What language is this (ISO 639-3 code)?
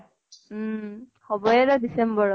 asm